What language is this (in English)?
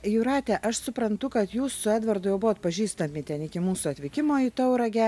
Lithuanian